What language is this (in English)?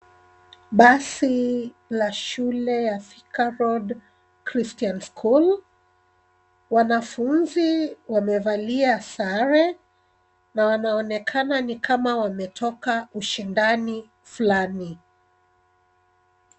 Swahili